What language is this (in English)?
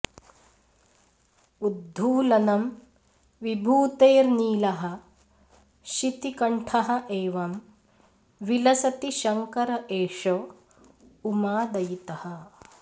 Sanskrit